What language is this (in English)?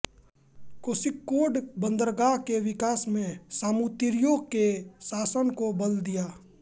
Hindi